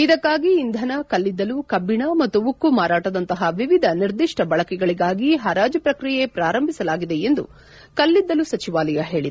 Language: Kannada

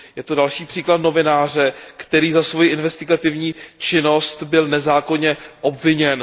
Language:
Czech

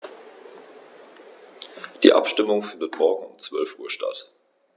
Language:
German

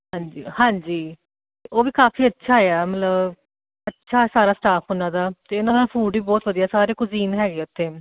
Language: Punjabi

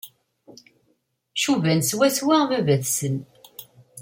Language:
Kabyle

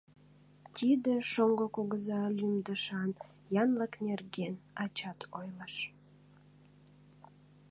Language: Mari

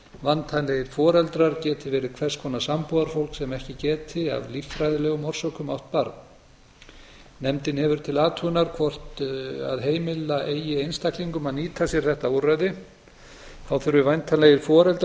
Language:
Icelandic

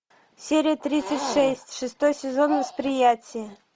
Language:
Russian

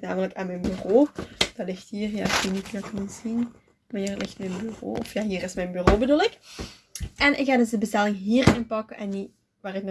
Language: Dutch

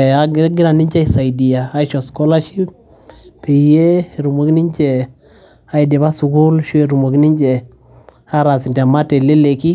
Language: Masai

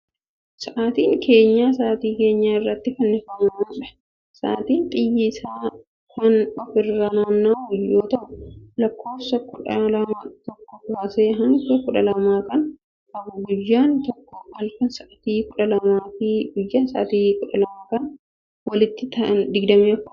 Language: Oromo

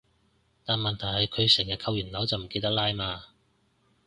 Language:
Cantonese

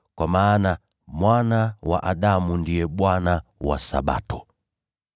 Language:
Swahili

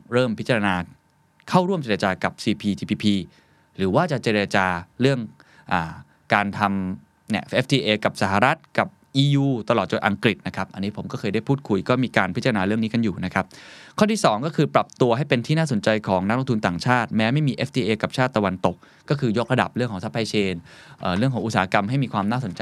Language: Thai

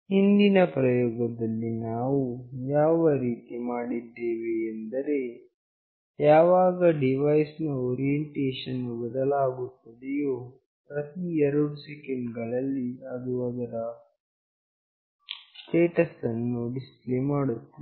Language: Kannada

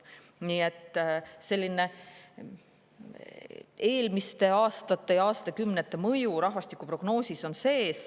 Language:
Estonian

